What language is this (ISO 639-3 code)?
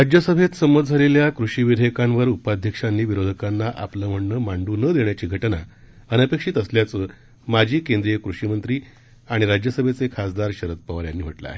mar